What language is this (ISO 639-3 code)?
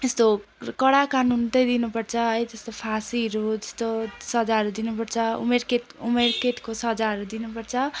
nep